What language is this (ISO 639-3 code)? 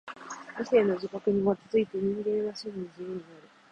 jpn